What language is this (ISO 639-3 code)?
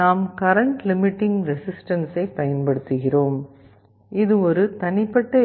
tam